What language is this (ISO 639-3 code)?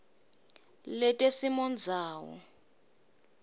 ssw